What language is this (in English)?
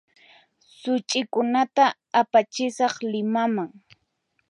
Puno Quechua